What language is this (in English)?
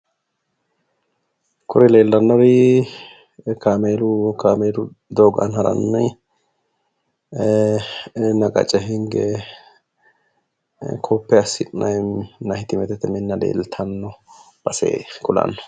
Sidamo